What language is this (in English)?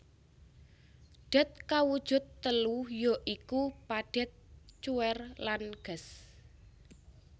Javanese